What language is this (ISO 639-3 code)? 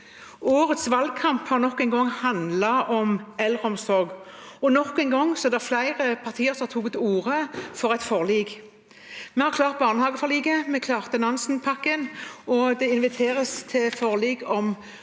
nor